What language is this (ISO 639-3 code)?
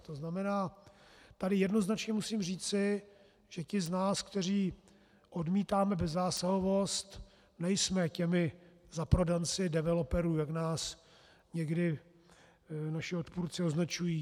ces